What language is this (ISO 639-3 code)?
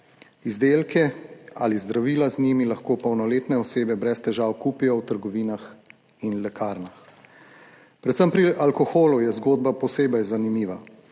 slv